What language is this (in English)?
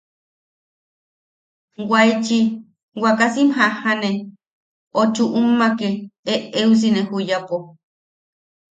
Yaqui